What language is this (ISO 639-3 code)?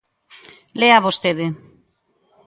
glg